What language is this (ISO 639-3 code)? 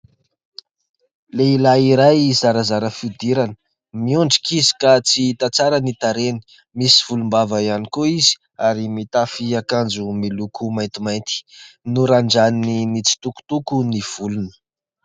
mlg